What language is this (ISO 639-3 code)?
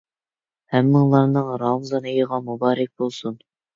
uig